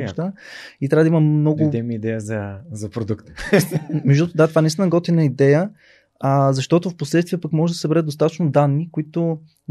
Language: Bulgarian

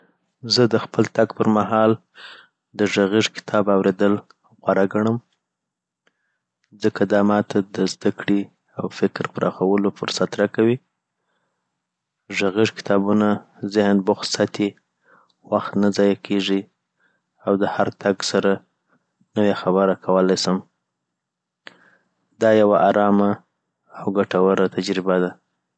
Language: Southern Pashto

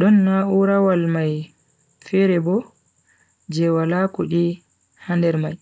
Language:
Bagirmi Fulfulde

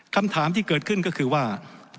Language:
Thai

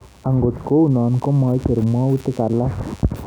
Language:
Kalenjin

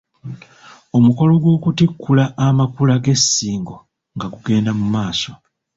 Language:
Ganda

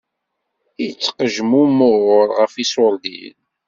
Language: Kabyle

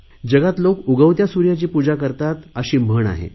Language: Marathi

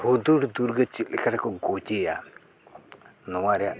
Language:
Santali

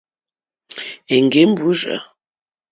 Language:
Mokpwe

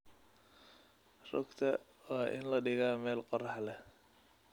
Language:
Somali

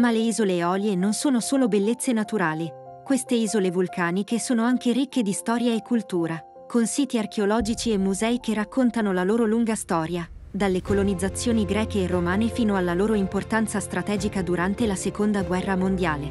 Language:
Italian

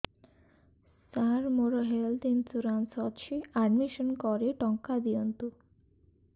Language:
Odia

